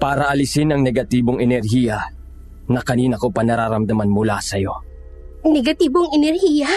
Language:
Filipino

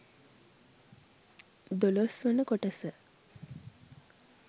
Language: Sinhala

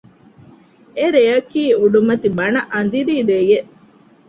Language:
Divehi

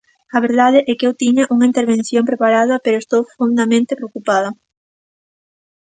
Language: Galician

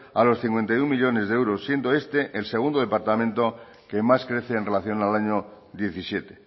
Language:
Spanish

